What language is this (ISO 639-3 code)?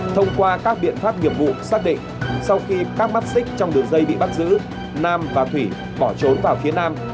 vie